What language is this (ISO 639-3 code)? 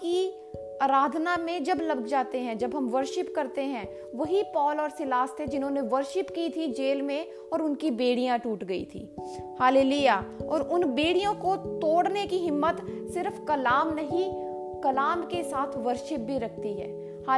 hin